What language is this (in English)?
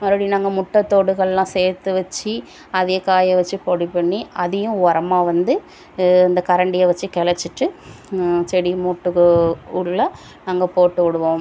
Tamil